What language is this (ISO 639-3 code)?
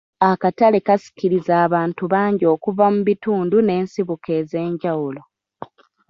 lug